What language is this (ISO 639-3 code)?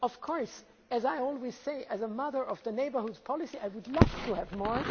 eng